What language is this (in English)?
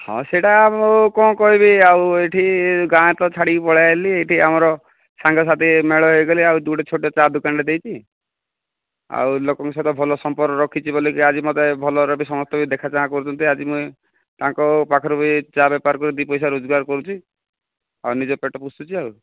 Odia